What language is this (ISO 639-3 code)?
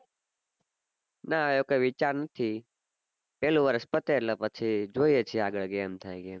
guj